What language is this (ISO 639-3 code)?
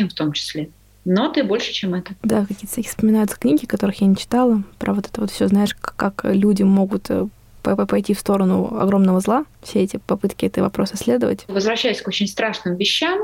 rus